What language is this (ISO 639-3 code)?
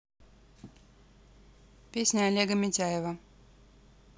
rus